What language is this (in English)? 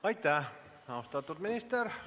Estonian